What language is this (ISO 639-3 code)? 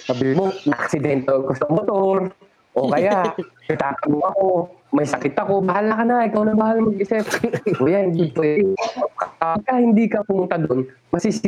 fil